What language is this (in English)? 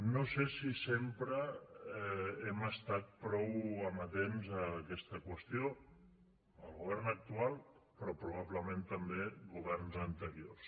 Catalan